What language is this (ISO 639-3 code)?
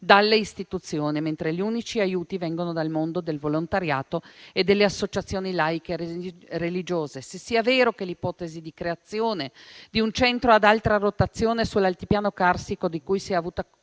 ita